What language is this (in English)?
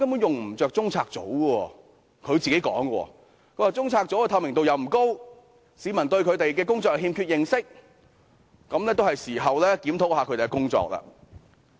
Cantonese